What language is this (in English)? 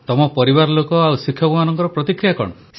Odia